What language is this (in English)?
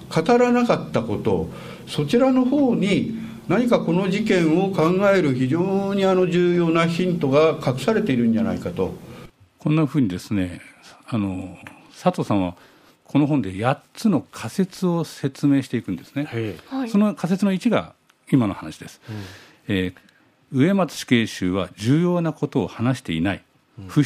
Japanese